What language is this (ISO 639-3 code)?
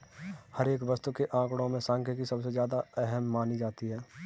hin